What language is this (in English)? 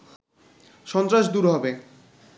Bangla